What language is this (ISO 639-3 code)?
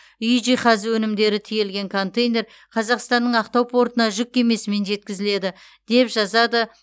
kaz